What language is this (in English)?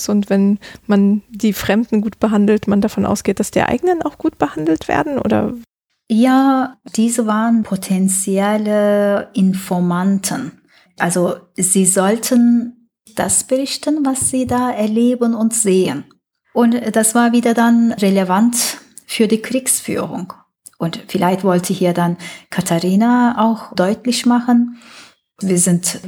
German